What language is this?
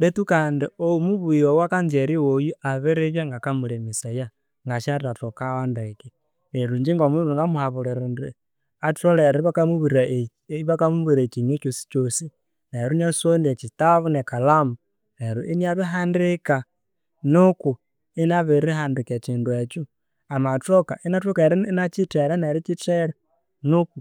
Konzo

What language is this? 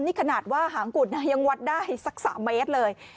Thai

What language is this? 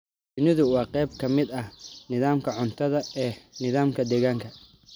Somali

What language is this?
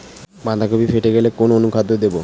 Bangla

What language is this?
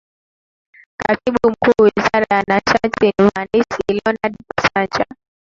Swahili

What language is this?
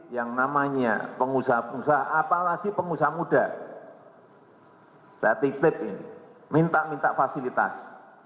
Indonesian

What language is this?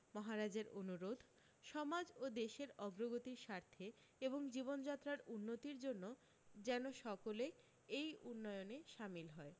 Bangla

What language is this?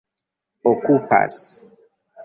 Esperanto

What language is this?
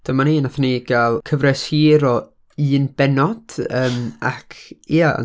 Welsh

